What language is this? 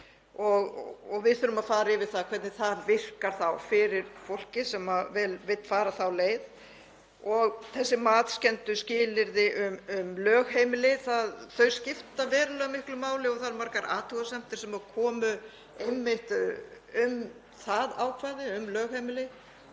Icelandic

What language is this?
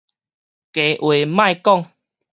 Min Nan Chinese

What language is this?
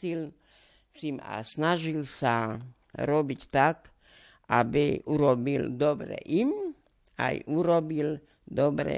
Slovak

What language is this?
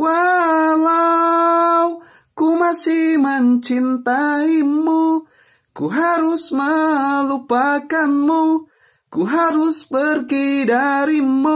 Indonesian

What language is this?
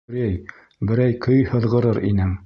Bashkir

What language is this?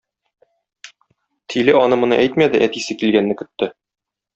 Tatar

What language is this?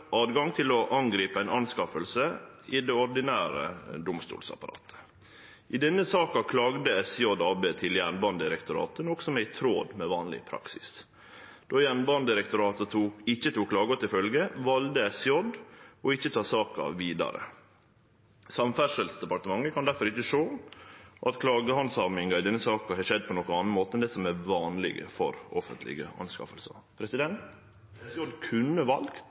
Norwegian Nynorsk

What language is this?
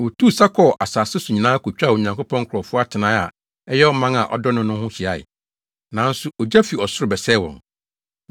Akan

